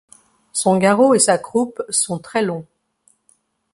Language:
French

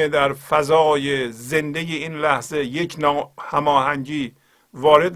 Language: Persian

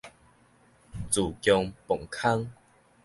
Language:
Min Nan Chinese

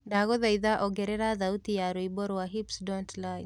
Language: Kikuyu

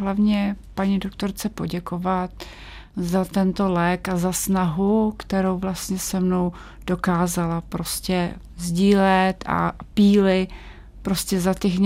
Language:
Czech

